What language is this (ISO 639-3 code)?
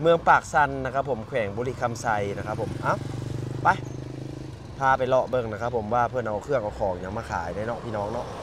tha